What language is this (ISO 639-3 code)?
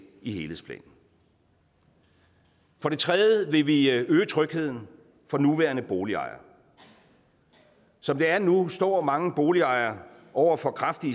dan